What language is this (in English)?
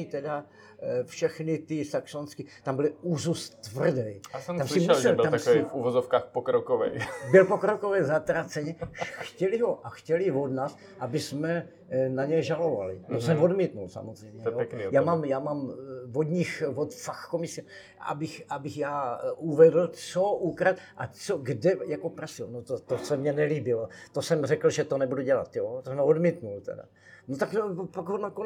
Czech